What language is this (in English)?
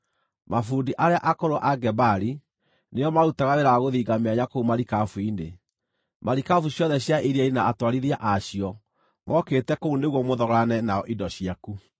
Kikuyu